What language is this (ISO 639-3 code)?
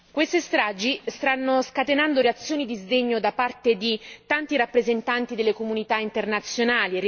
ita